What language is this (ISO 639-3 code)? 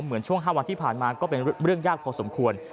tha